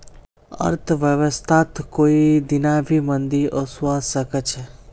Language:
Magahi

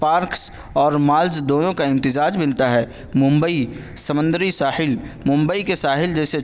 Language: Urdu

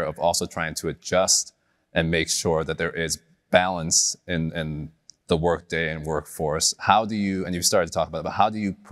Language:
English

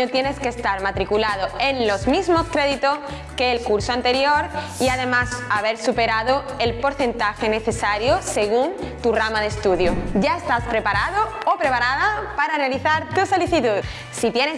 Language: Spanish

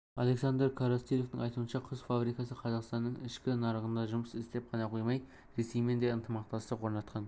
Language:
Kazakh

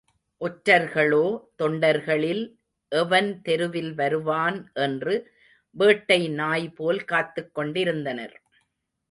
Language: Tamil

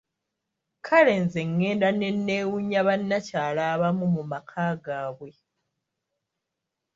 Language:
Ganda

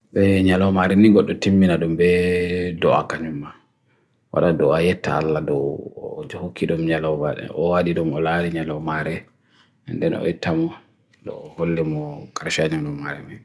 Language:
Bagirmi Fulfulde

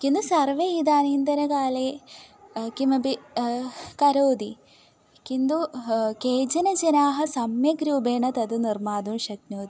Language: Sanskrit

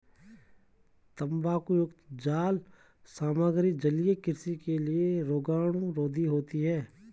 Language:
Hindi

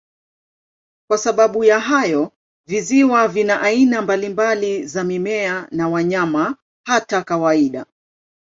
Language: Swahili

